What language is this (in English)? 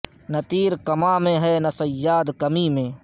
Urdu